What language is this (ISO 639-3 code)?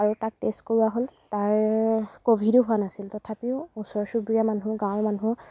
asm